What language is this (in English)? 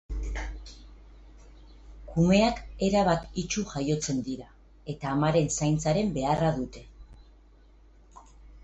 Basque